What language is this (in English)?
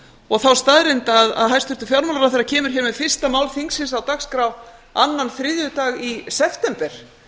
Icelandic